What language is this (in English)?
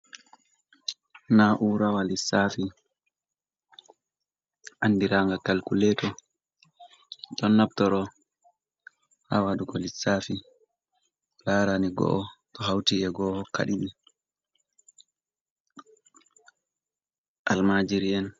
Fula